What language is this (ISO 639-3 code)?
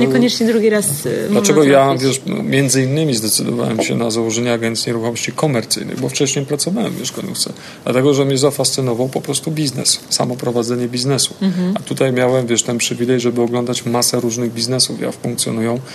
pol